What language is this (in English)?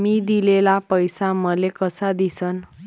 Marathi